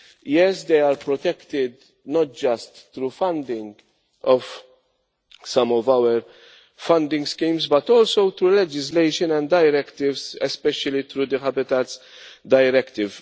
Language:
English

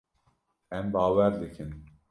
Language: Kurdish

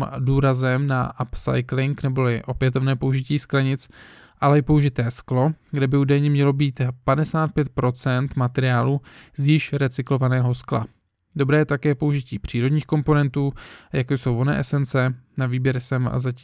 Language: Czech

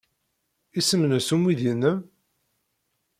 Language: Kabyle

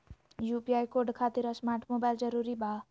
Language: Magahi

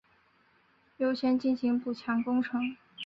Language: Chinese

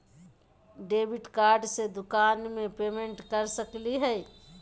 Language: Magahi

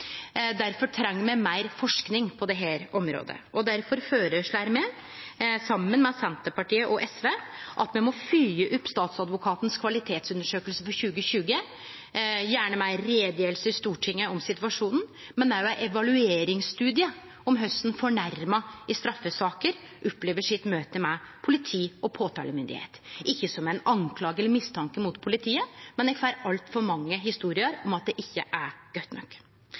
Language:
Norwegian Nynorsk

